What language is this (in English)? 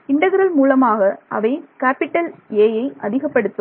Tamil